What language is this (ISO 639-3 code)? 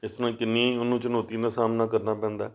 pan